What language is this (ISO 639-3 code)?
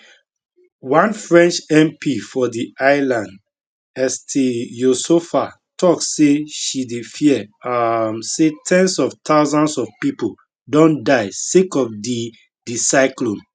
pcm